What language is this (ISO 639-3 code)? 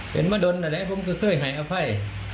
tha